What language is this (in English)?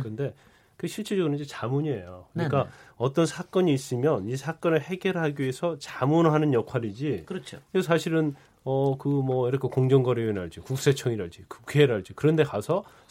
Korean